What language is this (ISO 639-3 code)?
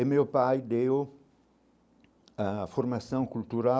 por